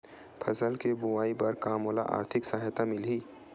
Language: Chhattisgarhi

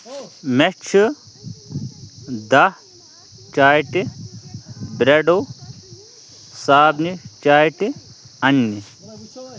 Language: Kashmiri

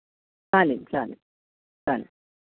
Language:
Marathi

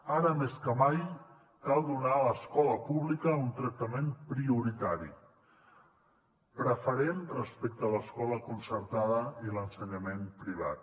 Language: Catalan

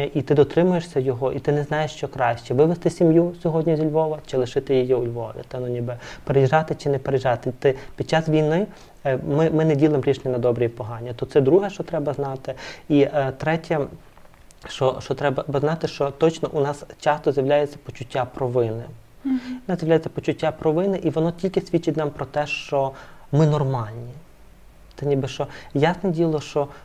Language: Ukrainian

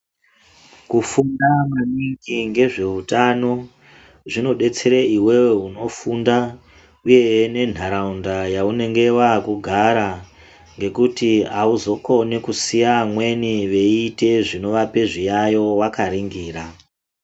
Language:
Ndau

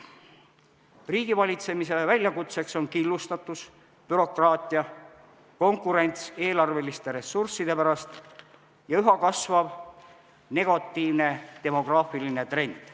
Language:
Estonian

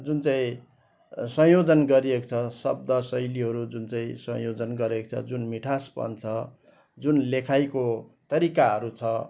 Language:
Nepali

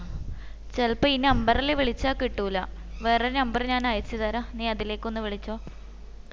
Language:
Malayalam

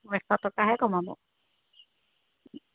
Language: Assamese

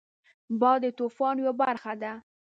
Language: Pashto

